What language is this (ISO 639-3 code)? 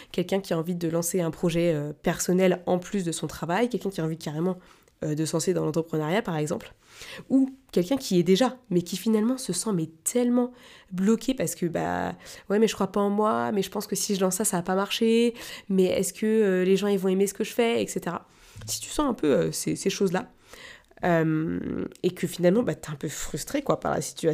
fra